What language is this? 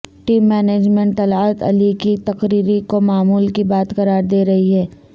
Urdu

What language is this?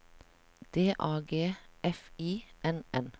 Norwegian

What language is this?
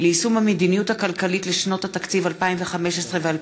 Hebrew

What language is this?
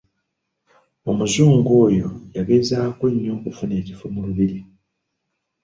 Ganda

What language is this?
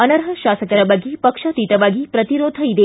Kannada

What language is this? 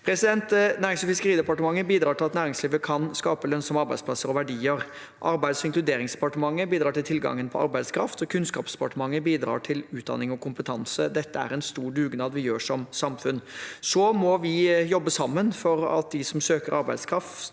Norwegian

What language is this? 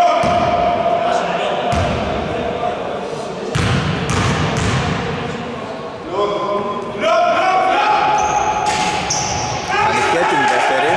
Greek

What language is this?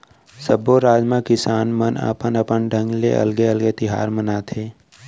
Chhattisgarhi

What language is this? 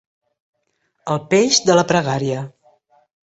Catalan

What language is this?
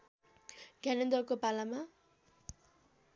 Nepali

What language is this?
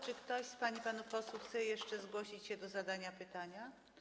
Polish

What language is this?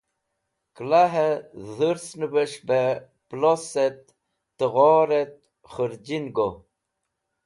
Wakhi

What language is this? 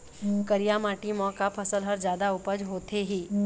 Chhattisgarhi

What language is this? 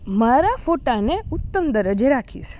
Gujarati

